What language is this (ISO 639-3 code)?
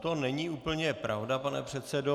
ces